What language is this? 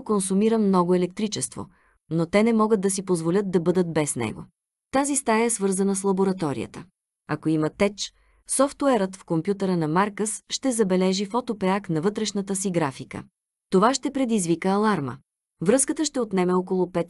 Bulgarian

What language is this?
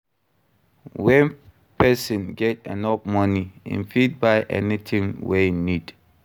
Nigerian Pidgin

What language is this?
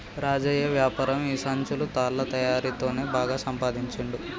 Telugu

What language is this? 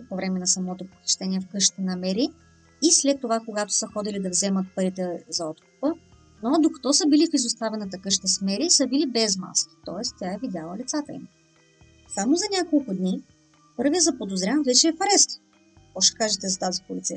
Bulgarian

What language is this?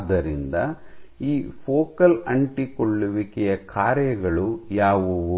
Kannada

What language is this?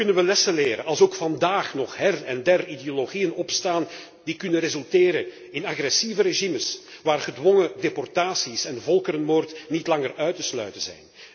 Dutch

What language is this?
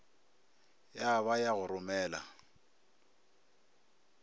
Northern Sotho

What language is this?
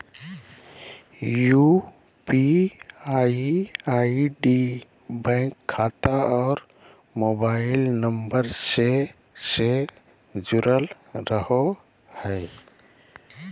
Magahi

